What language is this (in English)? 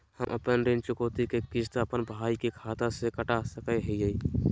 Magahi